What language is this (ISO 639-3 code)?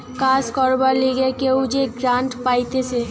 ben